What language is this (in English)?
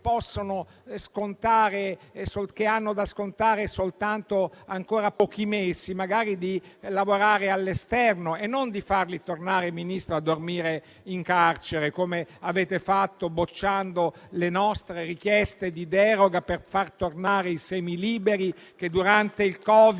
Italian